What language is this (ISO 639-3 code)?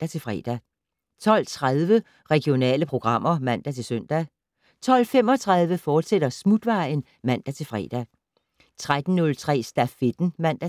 dan